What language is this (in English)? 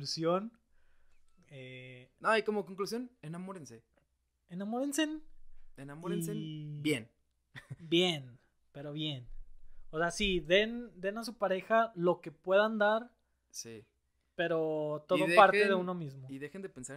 Spanish